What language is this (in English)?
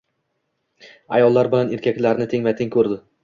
Uzbek